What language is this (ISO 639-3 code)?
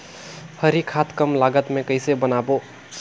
hne